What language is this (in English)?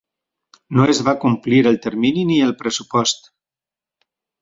Catalan